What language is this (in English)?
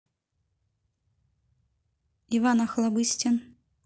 Russian